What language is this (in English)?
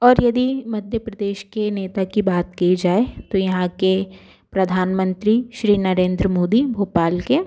Hindi